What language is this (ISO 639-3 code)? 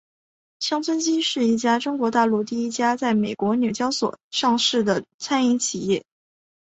zho